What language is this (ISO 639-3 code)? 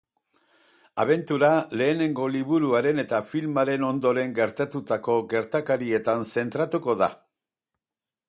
eus